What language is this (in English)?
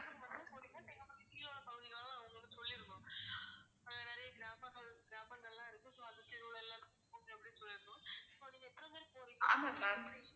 Tamil